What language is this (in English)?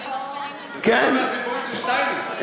Hebrew